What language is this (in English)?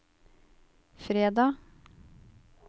Norwegian